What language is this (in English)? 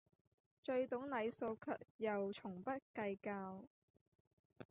Cantonese